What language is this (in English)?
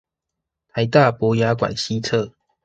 Chinese